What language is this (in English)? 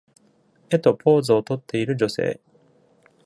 Japanese